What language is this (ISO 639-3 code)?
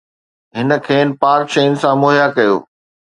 snd